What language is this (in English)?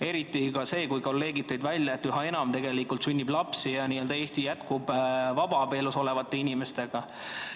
Estonian